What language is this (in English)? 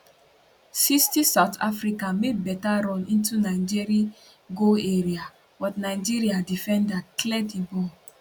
Nigerian Pidgin